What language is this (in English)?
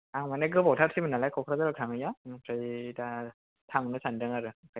Bodo